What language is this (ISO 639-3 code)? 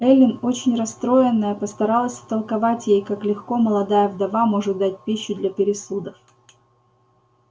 rus